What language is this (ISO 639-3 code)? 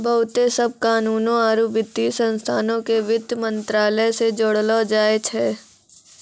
mai